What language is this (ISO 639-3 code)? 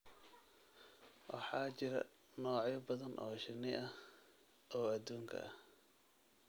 som